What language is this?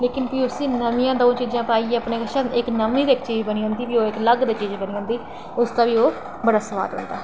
Dogri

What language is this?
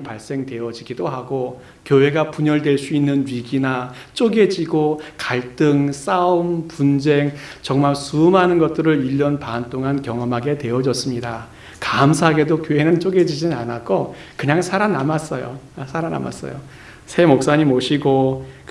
Korean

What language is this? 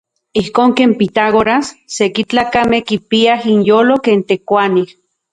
Central Puebla Nahuatl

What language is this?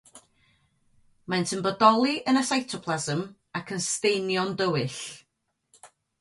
Welsh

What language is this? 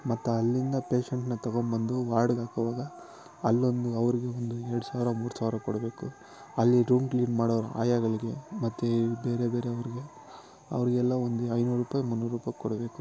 Kannada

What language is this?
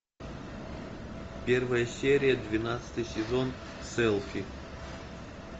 Russian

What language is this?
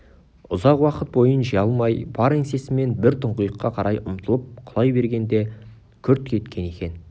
Kazakh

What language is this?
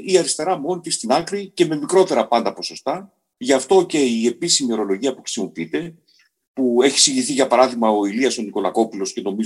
Greek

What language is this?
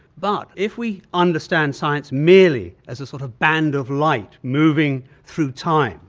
English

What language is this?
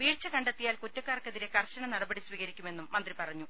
Malayalam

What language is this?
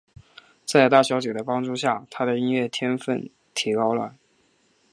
Chinese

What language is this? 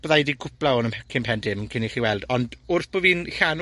Welsh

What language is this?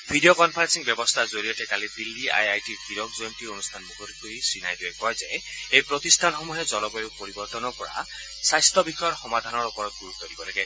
Assamese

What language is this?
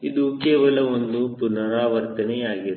Kannada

